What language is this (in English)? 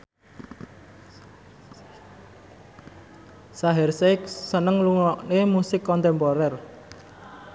Javanese